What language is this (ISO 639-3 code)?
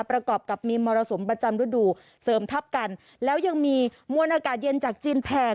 tha